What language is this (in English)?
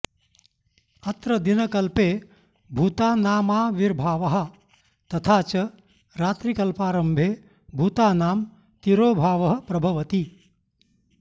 Sanskrit